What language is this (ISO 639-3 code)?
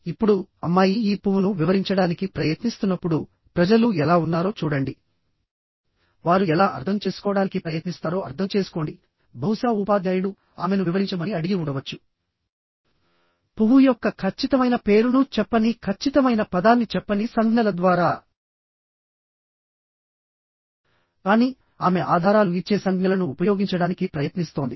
tel